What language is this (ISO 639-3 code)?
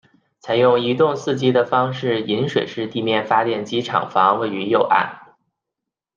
zho